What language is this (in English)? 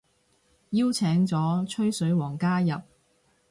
Cantonese